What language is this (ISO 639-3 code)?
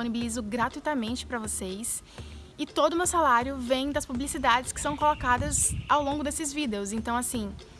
por